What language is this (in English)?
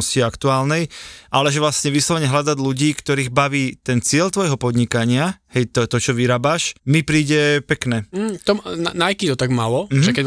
Slovak